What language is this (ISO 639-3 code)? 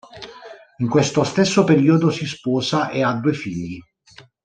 ita